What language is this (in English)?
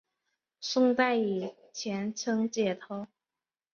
Chinese